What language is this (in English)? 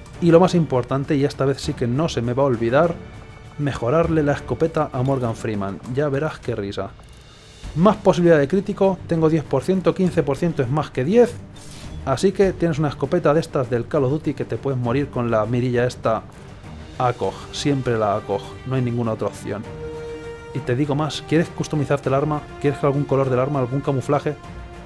Spanish